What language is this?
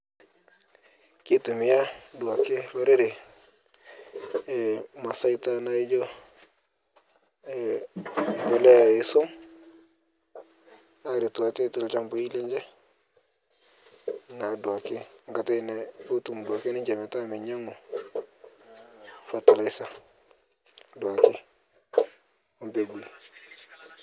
Masai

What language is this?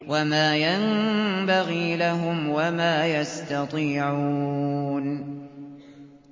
Arabic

